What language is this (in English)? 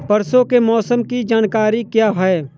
Hindi